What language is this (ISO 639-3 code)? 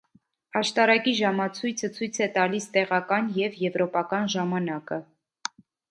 hye